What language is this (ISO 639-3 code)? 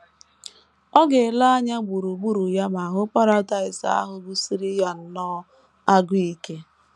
ibo